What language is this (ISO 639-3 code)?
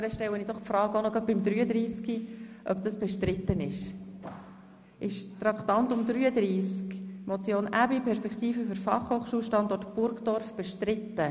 gsw